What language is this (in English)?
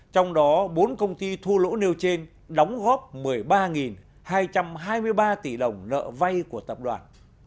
Vietnamese